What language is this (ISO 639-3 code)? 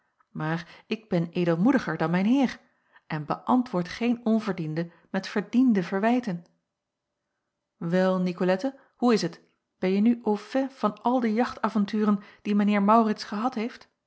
nld